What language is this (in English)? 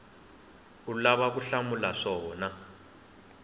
Tsonga